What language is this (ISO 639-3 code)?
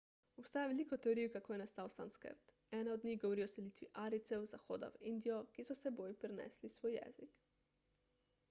slv